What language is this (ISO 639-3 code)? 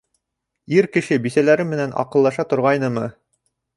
bak